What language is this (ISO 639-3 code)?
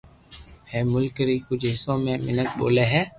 lrk